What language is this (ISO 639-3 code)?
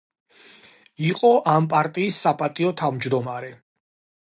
kat